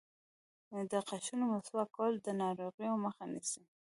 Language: Pashto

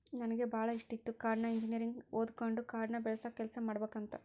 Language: Kannada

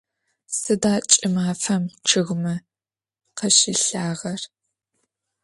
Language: Adyghe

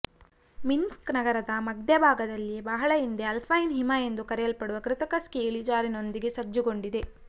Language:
Kannada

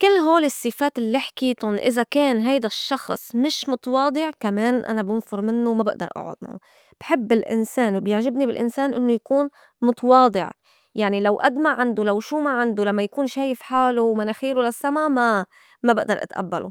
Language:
North Levantine Arabic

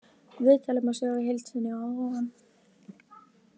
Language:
Icelandic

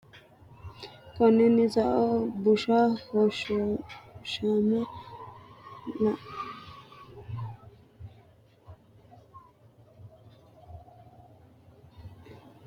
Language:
Sidamo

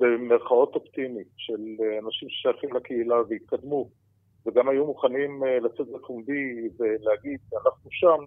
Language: Hebrew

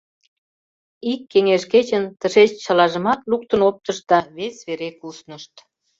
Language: Mari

